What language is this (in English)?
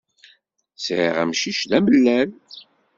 Kabyle